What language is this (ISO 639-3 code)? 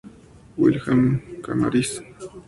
spa